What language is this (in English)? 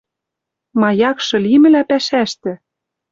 Western Mari